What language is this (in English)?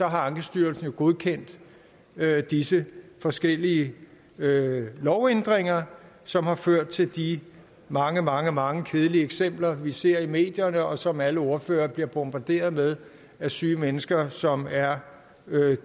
Danish